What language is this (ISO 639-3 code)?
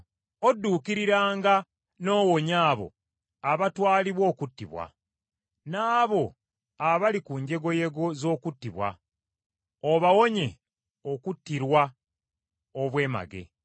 lug